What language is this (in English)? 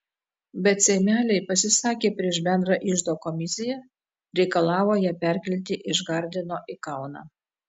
Lithuanian